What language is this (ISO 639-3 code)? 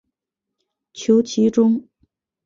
zho